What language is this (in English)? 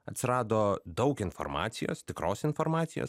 Lithuanian